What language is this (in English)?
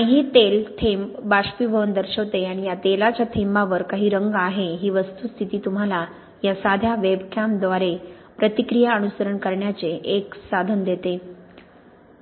Marathi